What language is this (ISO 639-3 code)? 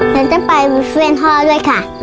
tha